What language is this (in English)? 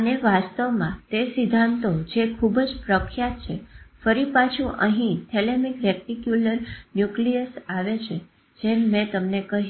Gujarati